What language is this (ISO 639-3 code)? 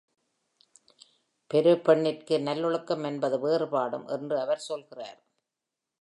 tam